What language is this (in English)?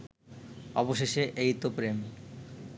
Bangla